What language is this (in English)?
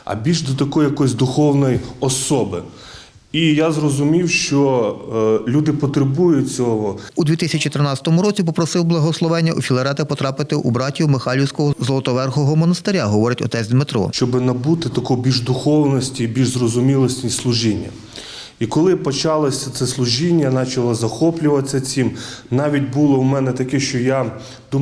Ukrainian